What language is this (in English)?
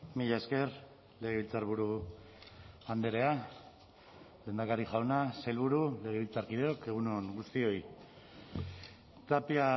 Basque